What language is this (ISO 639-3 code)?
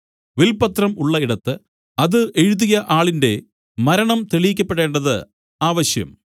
mal